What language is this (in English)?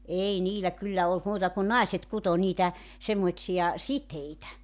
Finnish